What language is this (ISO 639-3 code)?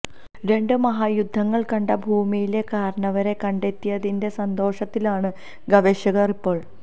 mal